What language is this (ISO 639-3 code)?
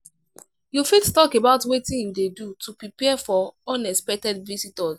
pcm